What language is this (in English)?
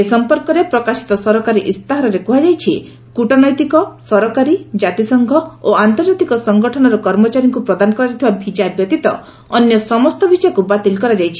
Odia